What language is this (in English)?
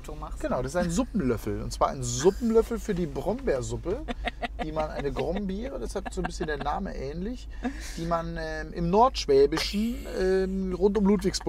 German